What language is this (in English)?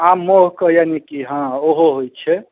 Maithili